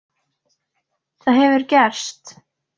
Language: Icelandic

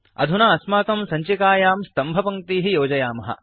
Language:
Sanskrit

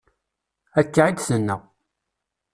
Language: Kabyle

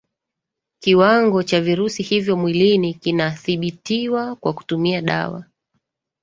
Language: Swahili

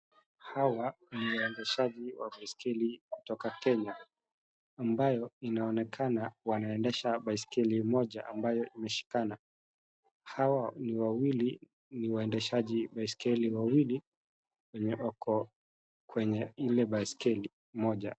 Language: Swahili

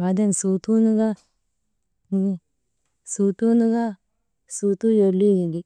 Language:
Maba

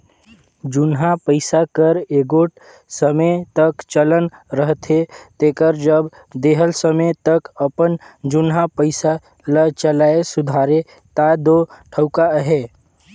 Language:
Chhattisgarhi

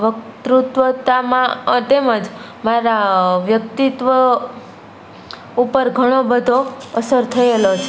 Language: Gujarati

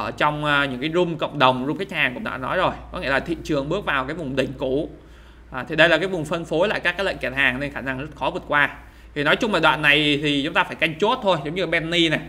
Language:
Vietnamese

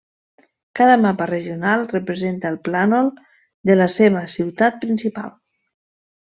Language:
Catalan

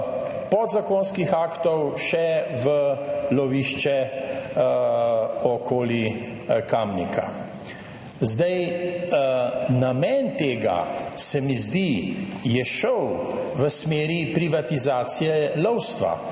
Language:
Slovenian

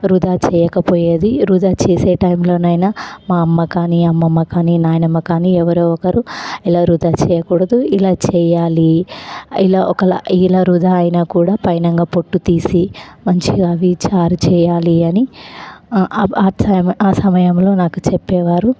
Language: Telugu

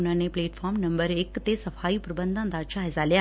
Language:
Punjabi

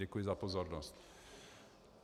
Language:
Czech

